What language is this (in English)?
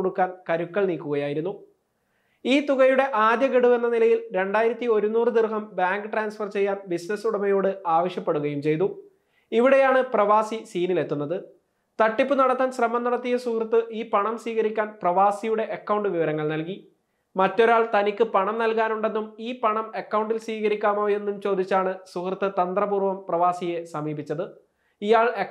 Malayalam